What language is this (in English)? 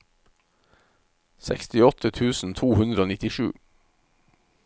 Norwegian